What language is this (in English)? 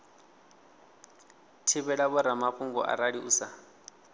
Venda